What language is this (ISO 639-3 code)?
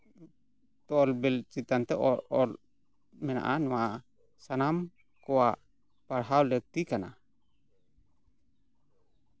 sat